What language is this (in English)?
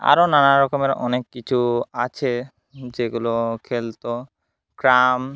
Bangla